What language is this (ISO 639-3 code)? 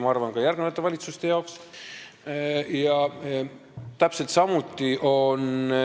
est